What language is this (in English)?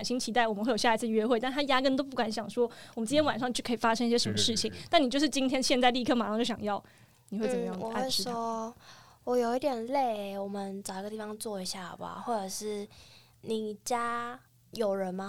Chinese